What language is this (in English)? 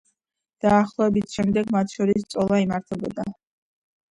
Georgian